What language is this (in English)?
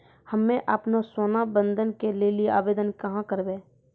Maithili